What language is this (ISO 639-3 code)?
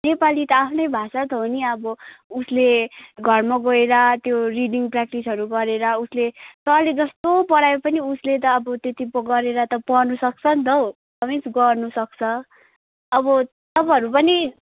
nep